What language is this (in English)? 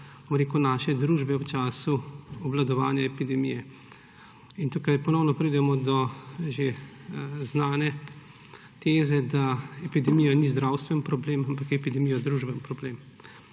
Slovenian